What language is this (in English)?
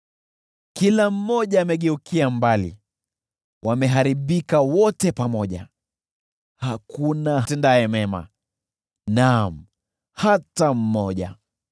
Swahili